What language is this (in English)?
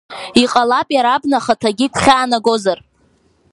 Abkhazian